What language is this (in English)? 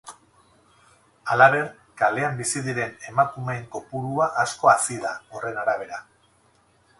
Basque